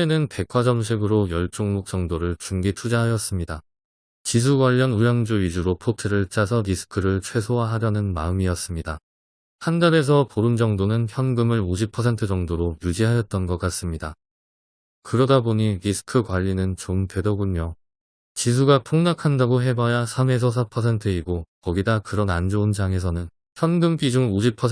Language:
Korean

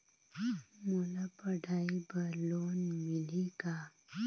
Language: Chhattisgarhi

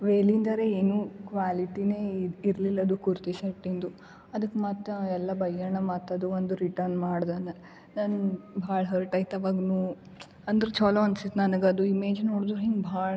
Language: Kannada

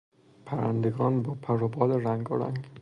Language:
Persian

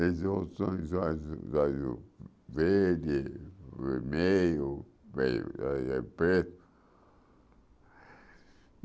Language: Portuguese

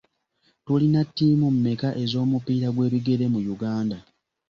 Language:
Ganda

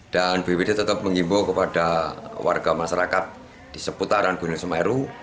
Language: Indonesian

